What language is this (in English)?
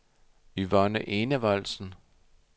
Danish